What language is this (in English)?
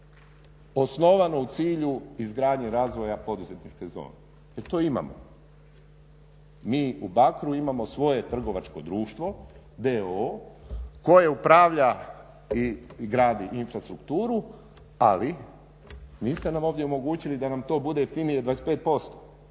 Croatian